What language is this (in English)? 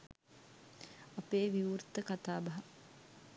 Sinhala